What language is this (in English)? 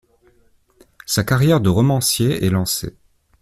French